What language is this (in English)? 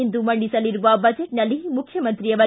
Kannada